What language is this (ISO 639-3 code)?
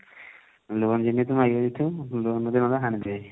ori